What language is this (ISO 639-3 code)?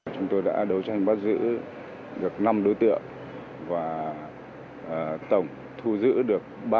vie